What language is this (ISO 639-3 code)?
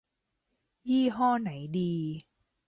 tha